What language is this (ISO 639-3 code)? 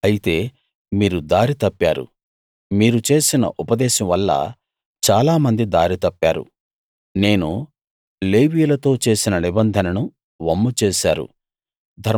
tel